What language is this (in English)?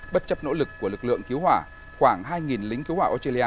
Vietnamese